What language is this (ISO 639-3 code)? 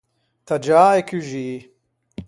lij